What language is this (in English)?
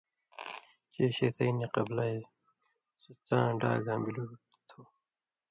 Indus Kohistani